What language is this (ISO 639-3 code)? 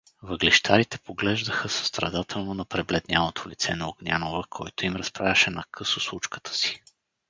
bul